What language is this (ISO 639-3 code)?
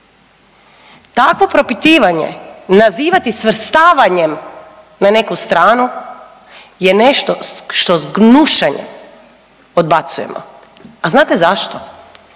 hrv